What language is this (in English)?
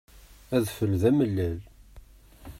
Kabyle